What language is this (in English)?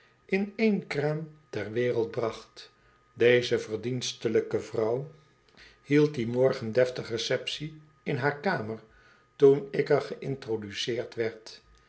Dutch